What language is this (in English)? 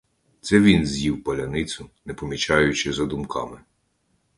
Ukrainian